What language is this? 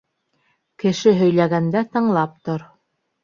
Bashkir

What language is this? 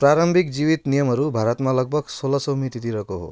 Nepali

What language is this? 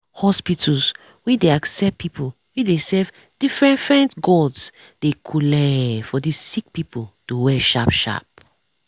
Nigerian Pidgin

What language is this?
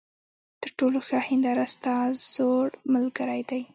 Pashto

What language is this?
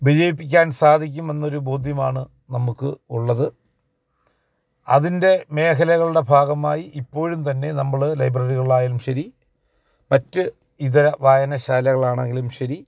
Malayalam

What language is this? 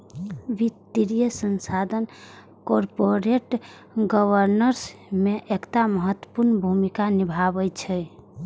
Maithili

